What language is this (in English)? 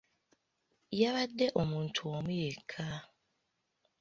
Ganda